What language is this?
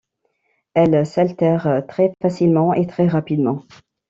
French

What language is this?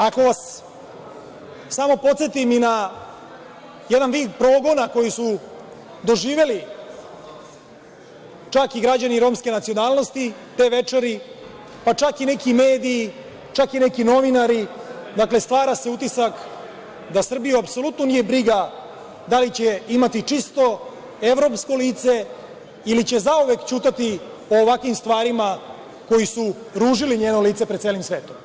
Serbian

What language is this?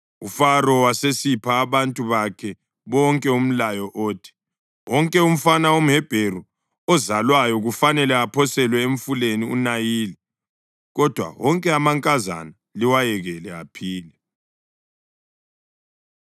North Ndebele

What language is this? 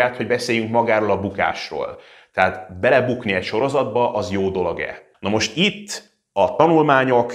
Hungarian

